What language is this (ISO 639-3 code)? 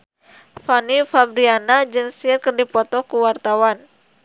sun